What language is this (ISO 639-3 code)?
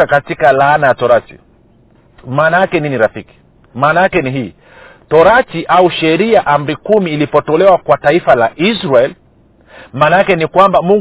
swa